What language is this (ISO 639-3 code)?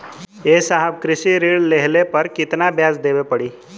bho